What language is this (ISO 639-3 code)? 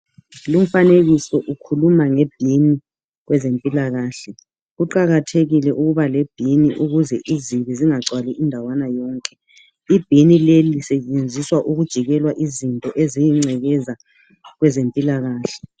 nde